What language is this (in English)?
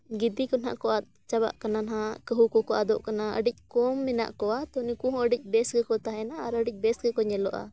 Santali